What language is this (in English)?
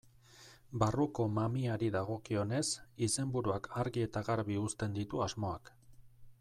Basque